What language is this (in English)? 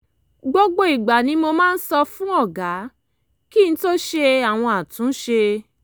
Yoruba